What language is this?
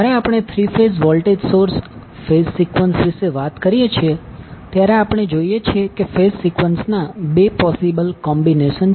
Gujarati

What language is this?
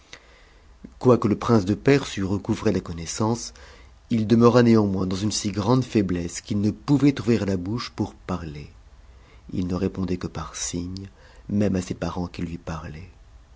French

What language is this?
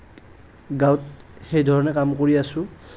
Assamese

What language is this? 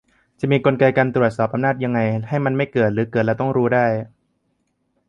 Thai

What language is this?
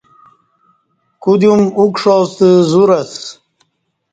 Kati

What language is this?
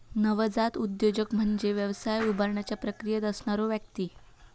Marathi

